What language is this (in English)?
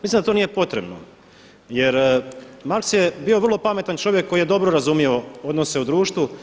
Croatian